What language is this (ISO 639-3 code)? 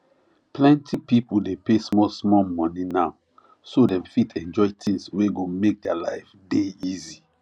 pcm